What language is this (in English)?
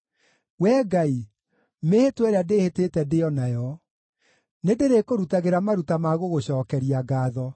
Kikuyu